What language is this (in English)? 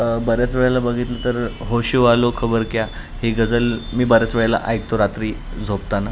Marathi